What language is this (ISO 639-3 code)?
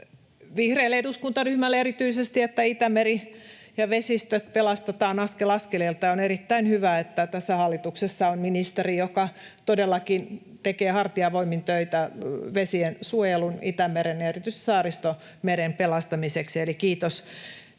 fin